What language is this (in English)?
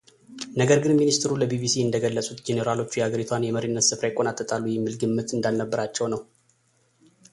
Amharic